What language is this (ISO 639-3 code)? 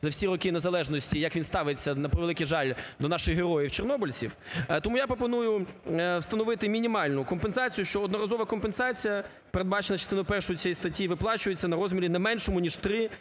ukr